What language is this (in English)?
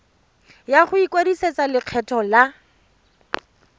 Tswana